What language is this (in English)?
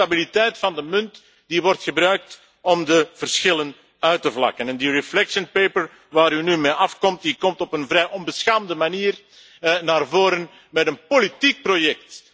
Dutch